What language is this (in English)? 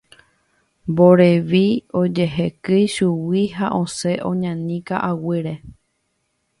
Guarani